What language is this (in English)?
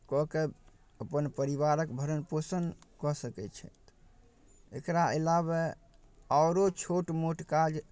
Maithili